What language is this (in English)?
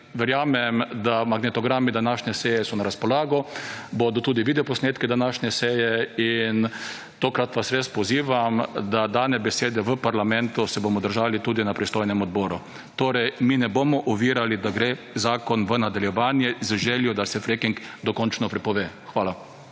Slovenian